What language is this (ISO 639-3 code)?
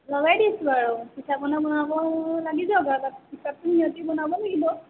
asm